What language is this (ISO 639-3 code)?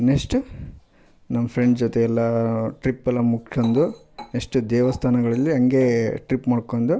kan